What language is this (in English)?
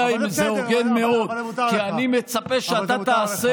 Hebrew